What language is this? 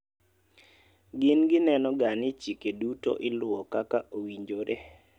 Luo (Kenya and Tanzania)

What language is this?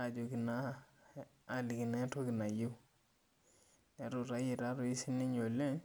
Masai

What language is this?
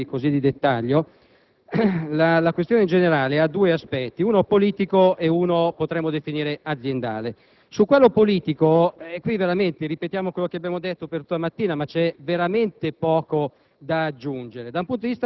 Italian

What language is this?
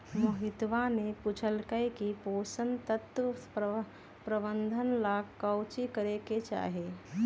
Magahi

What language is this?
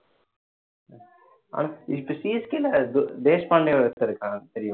Tamil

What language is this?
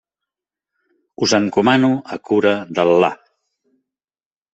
Catalan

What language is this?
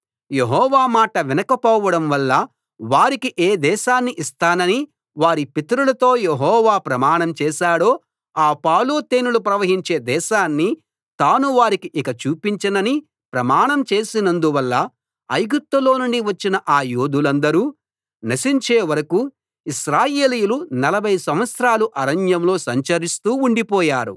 Telugu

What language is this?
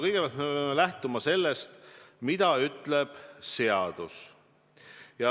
Estonian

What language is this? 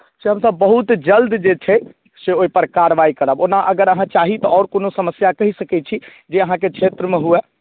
Maithili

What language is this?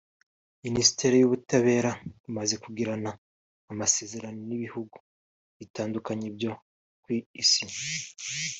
Kinyarwanda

